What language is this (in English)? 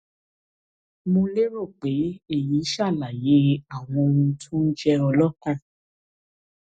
Yoruba